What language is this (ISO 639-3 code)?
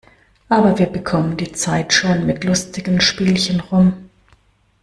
deu